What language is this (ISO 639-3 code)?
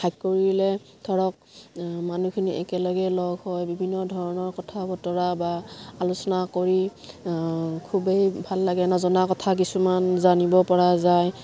asm